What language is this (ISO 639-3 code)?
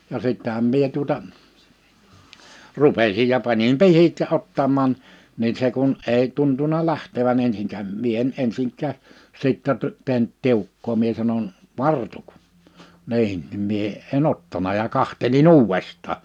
fin